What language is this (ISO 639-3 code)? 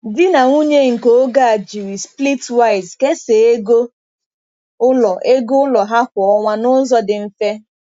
ibo